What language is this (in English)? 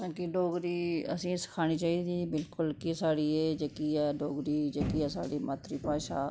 Dogri